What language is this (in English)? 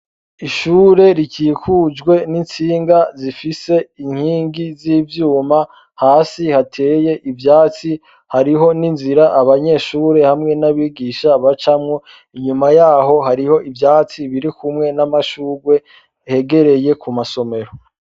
Rundi